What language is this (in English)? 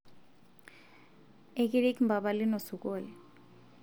Masai